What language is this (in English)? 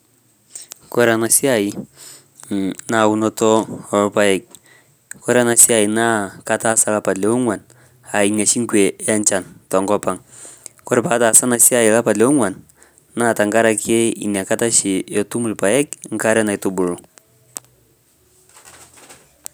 Masai